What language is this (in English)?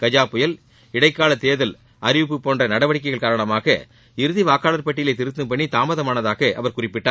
Tamil